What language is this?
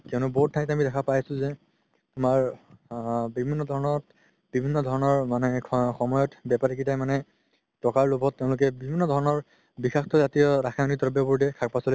Assamese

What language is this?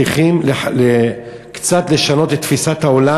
Hebrew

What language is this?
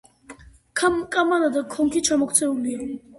Georgian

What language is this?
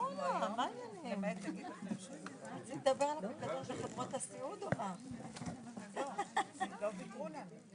Hebrew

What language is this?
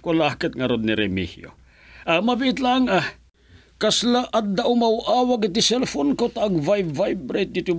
Filipino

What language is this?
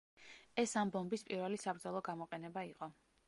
Georgian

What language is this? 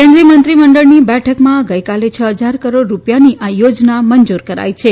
Gujarati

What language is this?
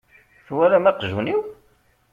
Kabyle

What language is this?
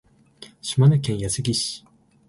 Japanese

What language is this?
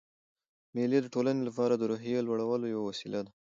Pashto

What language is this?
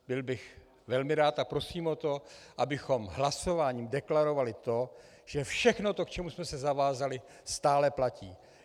Czech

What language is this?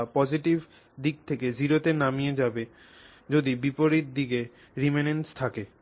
Bangla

